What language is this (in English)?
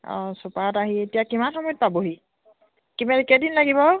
Assamese